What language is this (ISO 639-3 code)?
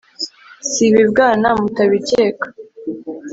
kin